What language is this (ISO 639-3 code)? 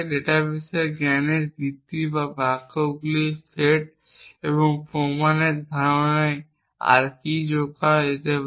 ben